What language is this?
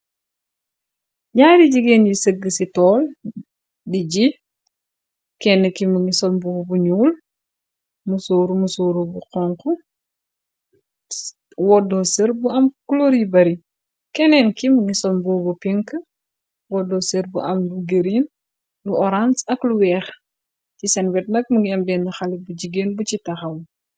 Wolof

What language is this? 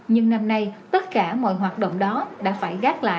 Vietnamese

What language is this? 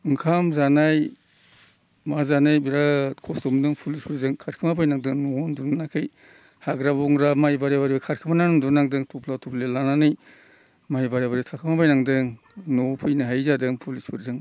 Bodo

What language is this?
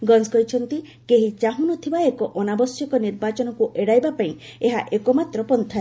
Odia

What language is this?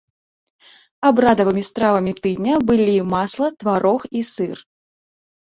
Belarusian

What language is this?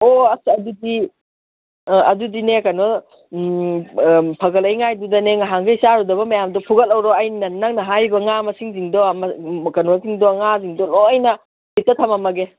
Manipuri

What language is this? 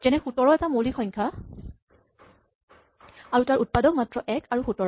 Assamese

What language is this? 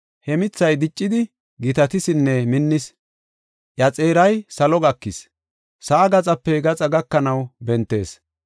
Gofa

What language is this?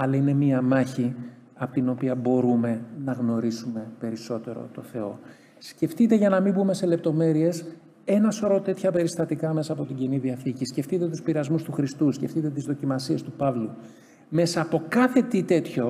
Greek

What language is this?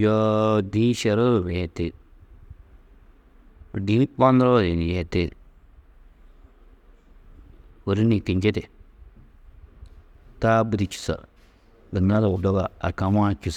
Tedaga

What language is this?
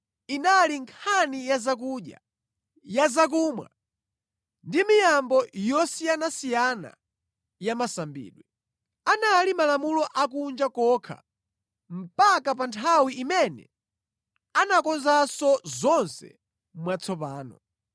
Nyanja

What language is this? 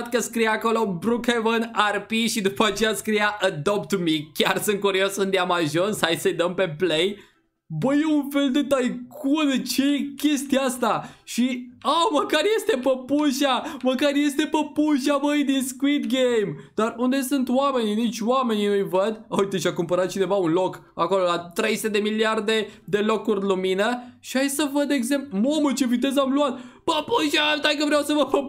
Romanian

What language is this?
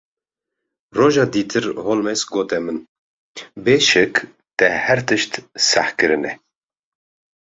Kurdish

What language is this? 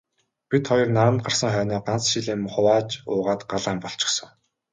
Mongolian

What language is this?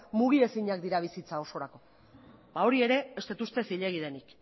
Basque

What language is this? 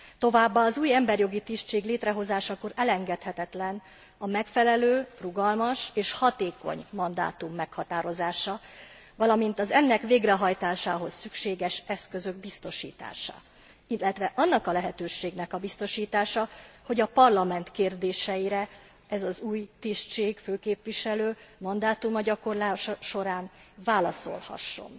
Hungarian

